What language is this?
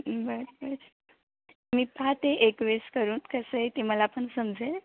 Marathi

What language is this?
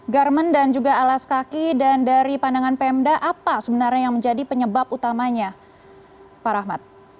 Indonesian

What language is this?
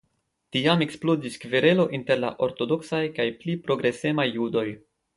Esperanto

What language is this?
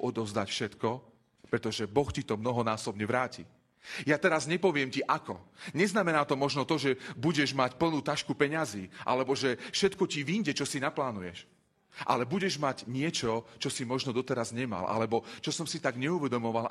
Slovak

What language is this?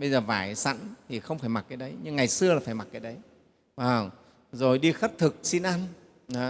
Vietnamese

